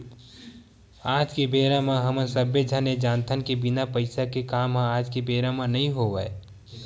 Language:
Chhattisgarhi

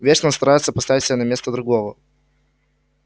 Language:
Russian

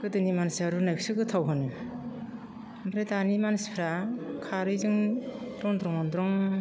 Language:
Bodo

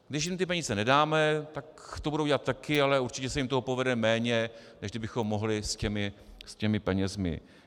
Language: Czech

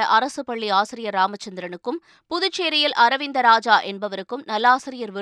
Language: Tamil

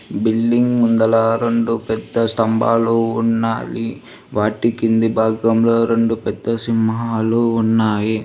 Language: Telugu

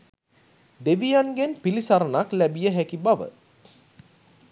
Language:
Sinhala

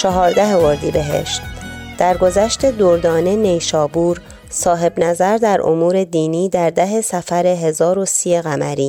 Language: Persian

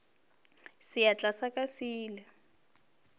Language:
Northern Sotho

